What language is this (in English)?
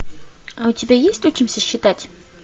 Russian